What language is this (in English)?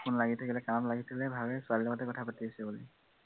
Assamese